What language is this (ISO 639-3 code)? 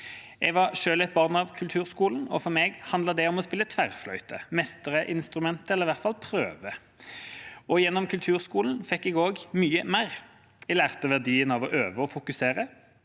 nor